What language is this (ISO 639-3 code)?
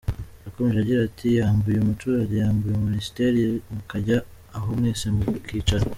kin